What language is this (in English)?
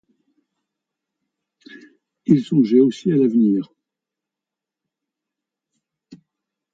French